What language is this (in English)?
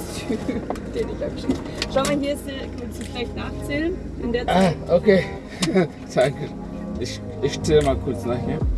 German